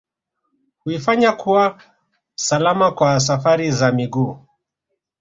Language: Swahili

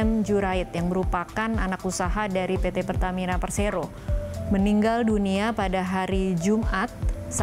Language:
Indonesian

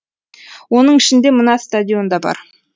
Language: Kazakh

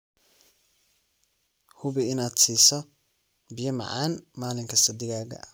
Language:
Somali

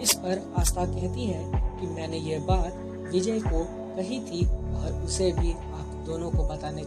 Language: Hindi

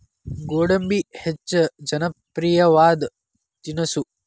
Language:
Kannada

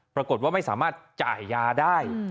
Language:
Thai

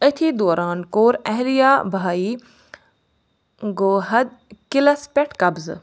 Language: Kashmiri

